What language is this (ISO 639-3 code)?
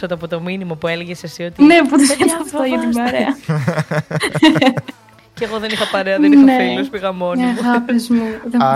ell